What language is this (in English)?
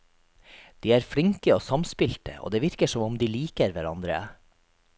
Norwegian